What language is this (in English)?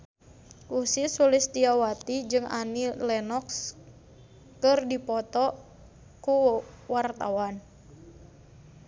Sundanese